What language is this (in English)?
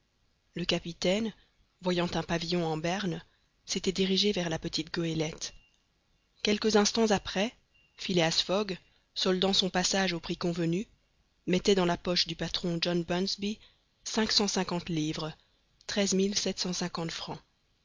French